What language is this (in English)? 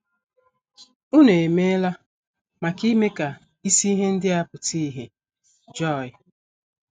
Igbo